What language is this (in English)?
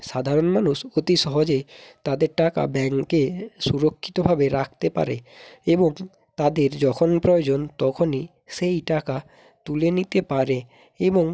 Bangla